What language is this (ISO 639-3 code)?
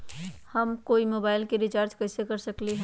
mag